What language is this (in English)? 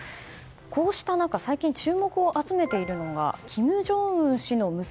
Japanese